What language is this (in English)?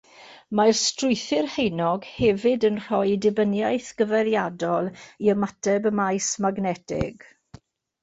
Welsh